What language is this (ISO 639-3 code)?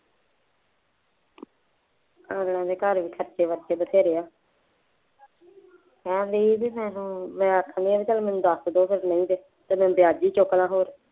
pan